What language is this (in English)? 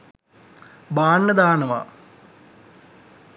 Sinhala